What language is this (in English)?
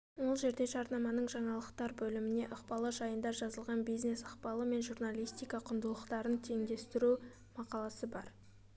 Kazakh